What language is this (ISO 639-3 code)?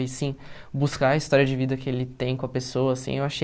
por